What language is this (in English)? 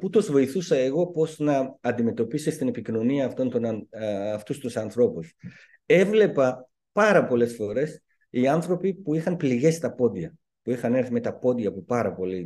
Greek